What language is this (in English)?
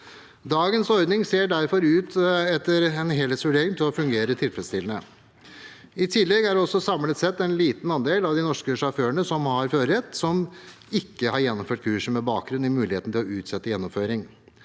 Norwegian